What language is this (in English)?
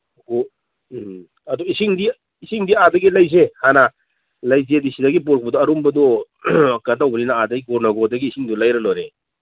Manipuri